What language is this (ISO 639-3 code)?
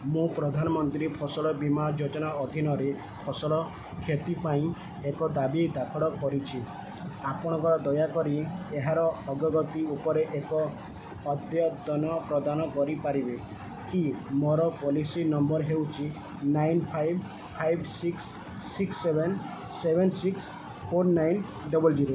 ori